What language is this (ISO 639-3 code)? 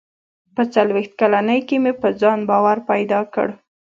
pus